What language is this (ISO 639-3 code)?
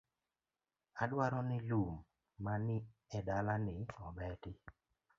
luo